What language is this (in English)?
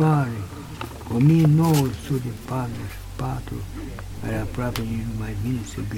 Romanian